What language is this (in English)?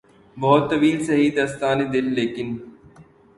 Urdu